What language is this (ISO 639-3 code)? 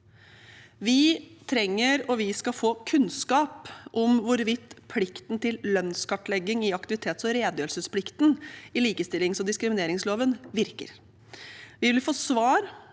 nor